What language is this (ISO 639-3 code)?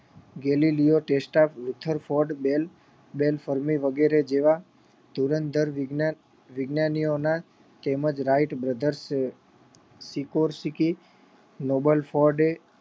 guj